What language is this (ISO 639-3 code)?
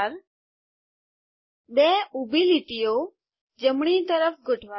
guj